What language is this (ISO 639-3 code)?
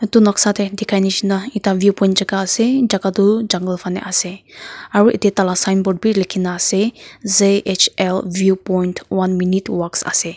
nag